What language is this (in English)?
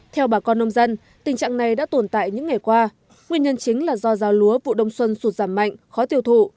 Vietnamese